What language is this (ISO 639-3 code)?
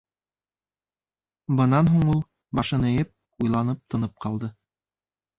bak